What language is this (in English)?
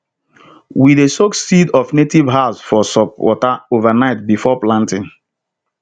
Nigerian Pidgin